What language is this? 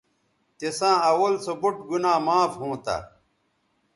Bateri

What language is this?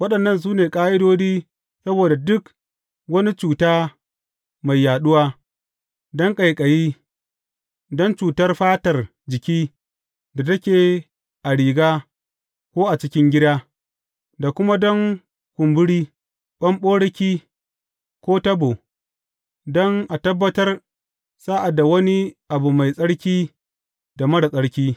Hausa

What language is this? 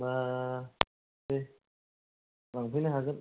Bodo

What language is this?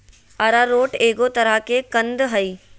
Magahi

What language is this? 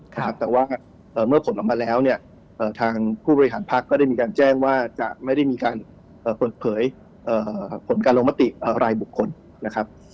Thai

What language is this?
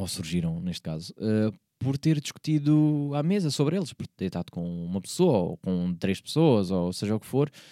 Portuguese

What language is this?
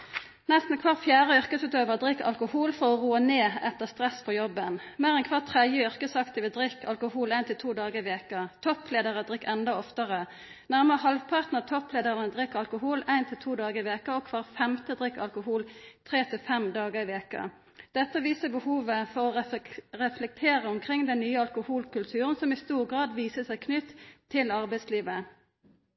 Norwegian Nynorsk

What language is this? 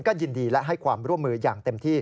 Thai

